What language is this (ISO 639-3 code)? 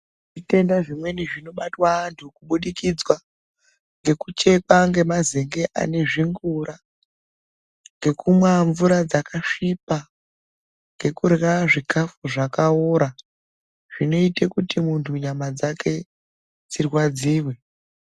ndc